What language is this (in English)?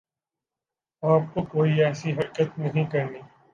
Urdu